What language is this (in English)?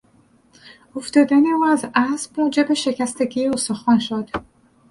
Persian